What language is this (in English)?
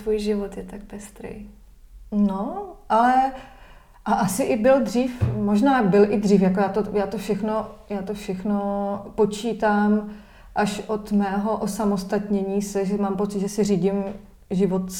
Czech